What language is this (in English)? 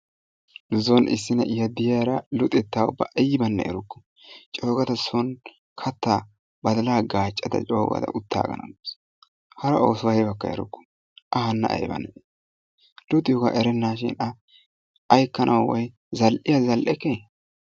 Wolaytta